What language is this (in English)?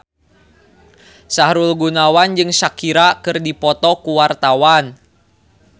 Sundanese